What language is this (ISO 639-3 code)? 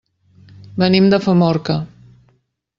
cat